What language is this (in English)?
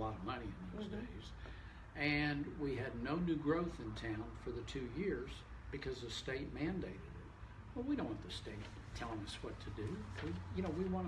English